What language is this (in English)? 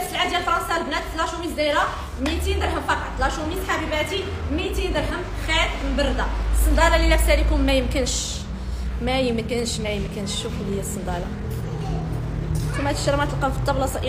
Arabic